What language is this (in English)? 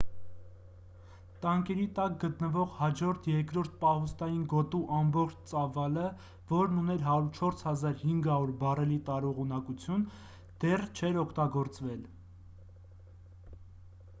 Armenian